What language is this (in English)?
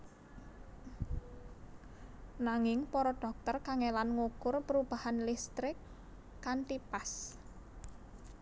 Javanese